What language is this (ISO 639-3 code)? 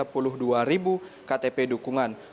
ind